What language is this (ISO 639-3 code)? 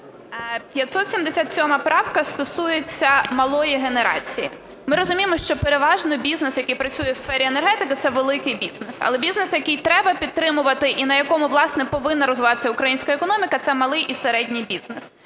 ukr